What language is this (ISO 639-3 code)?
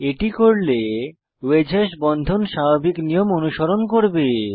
ben